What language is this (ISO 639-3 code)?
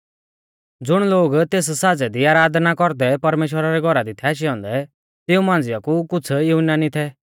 bfz